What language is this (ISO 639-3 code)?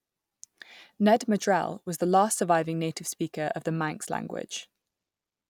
eng